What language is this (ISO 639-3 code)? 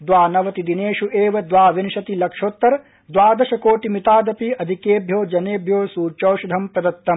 san